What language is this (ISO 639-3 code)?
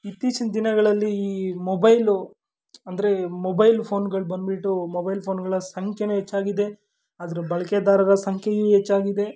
kan